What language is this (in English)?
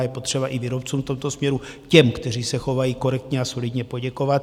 Czech